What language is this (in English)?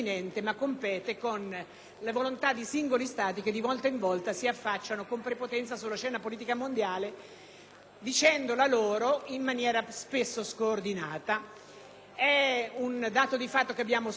Italian